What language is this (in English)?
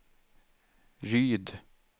Swedish